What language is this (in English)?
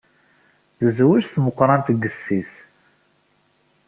Kabyle